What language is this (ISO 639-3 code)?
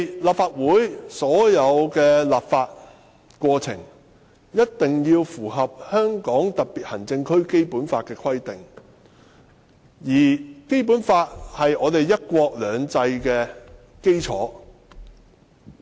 yue